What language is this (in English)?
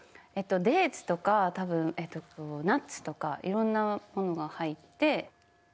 Japanese